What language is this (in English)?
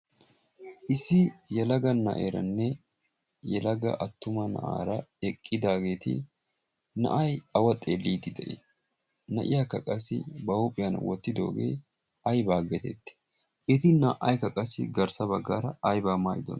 Wolaytta